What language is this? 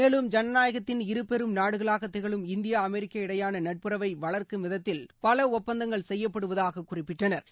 Tamil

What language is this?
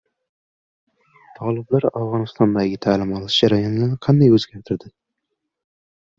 Uzbek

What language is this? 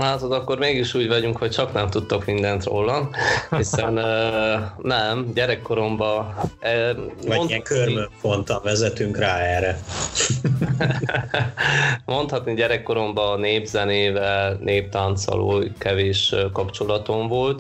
Hungarian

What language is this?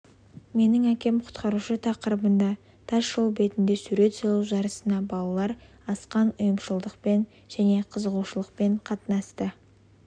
Kazakh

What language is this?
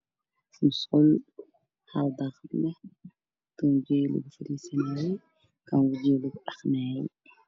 Somali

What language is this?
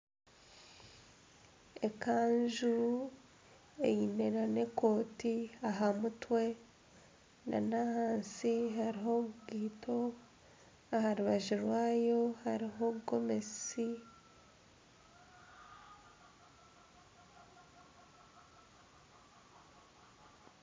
Nyankole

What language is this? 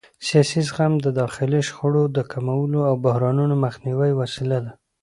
Pashto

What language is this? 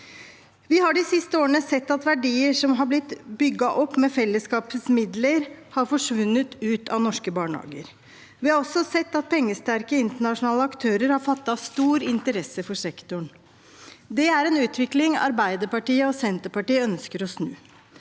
Norwegian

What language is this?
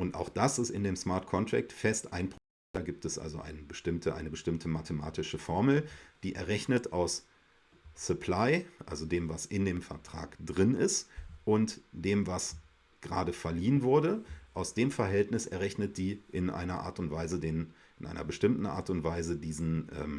German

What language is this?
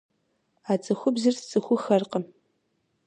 Kabardian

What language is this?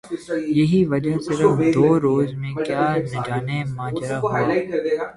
Urdu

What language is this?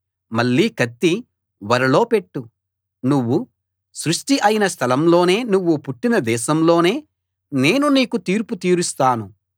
Telugu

